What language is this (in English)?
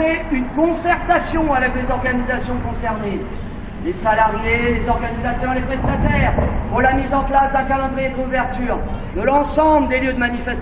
French